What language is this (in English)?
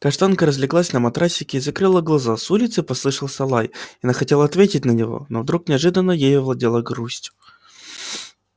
Russian